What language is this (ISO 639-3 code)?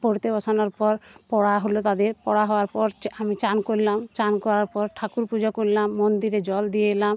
ben